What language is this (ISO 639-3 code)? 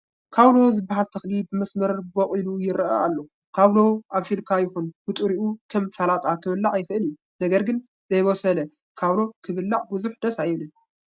tir